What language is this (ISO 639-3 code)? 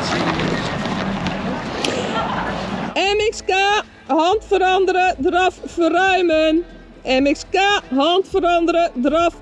nld